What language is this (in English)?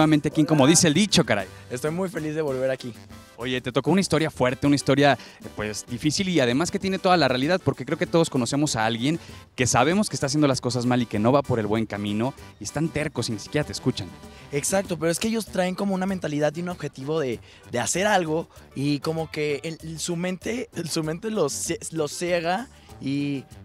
Spanish